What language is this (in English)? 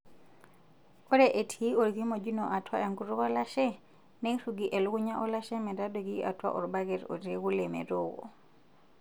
Masai